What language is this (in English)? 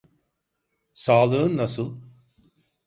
Turkish